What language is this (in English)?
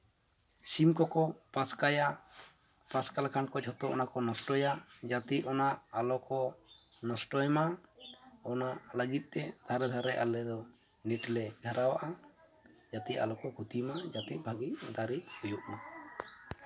Santali